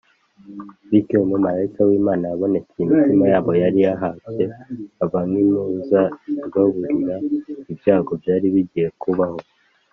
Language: Kinyarwanda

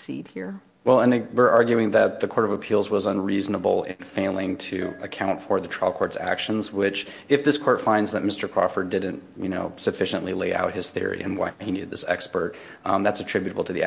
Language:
English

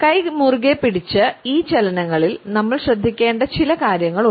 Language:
Malayalam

